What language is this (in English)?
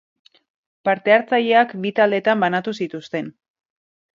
Basque